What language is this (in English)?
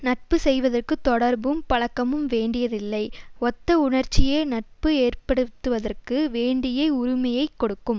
Tamil